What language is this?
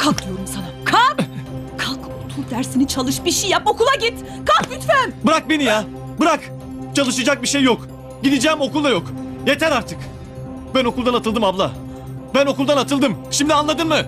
Turkish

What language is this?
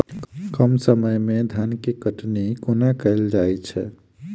Maithili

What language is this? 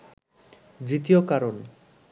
Bangla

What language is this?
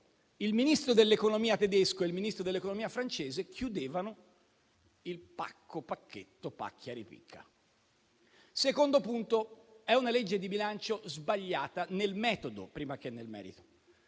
Italian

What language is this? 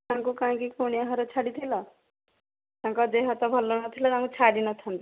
Odia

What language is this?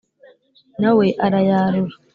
Kinyarwanda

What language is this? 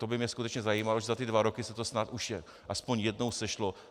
Czech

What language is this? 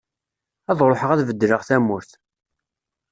Kabyle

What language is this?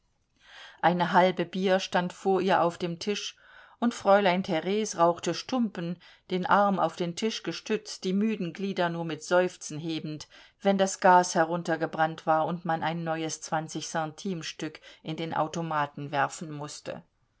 German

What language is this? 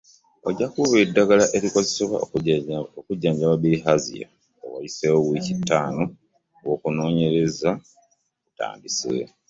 Ganda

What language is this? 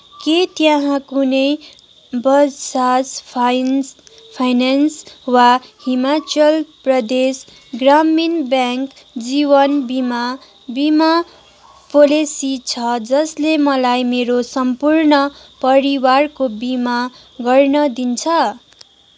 Nepali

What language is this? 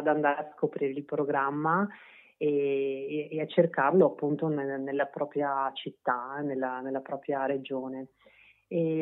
Italian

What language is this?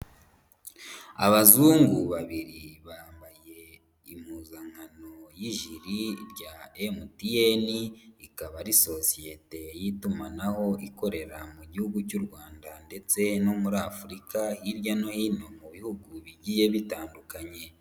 Kinyarwanda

